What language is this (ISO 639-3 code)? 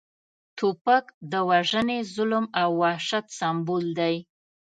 pus